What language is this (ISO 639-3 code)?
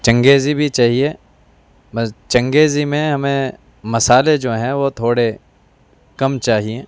urd